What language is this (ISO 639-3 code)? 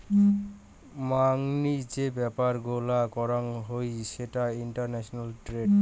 ben